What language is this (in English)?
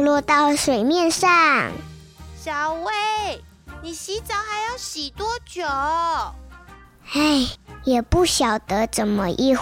Chinese